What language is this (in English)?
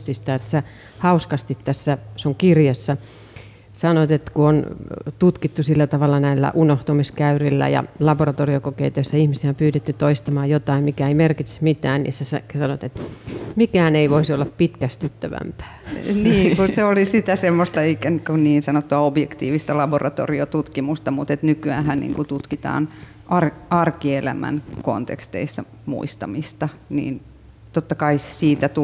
Finnish